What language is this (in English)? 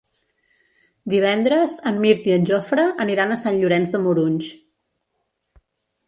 Catalan